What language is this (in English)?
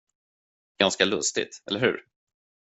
Swedish